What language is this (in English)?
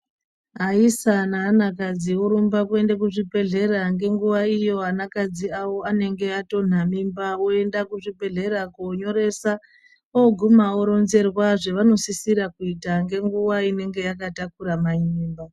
Ndau